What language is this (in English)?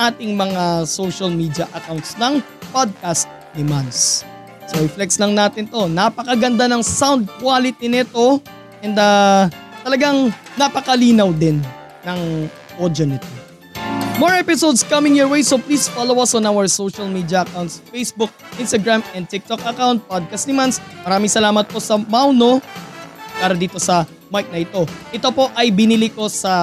Filipino